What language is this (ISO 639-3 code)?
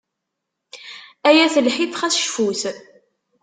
kab